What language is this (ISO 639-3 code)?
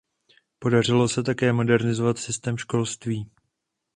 ces